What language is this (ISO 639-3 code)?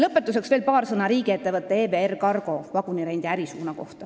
est